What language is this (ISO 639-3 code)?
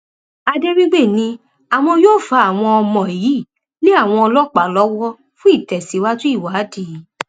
yor